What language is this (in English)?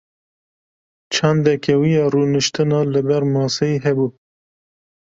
Kurdish